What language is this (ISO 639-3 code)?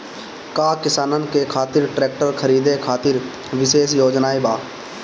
bho